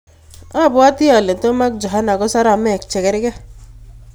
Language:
Kalenjin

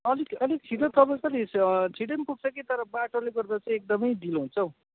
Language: Nepali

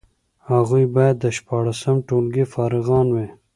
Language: Pashto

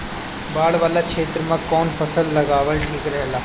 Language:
Bhojpuri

